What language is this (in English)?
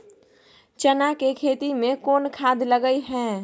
Maithili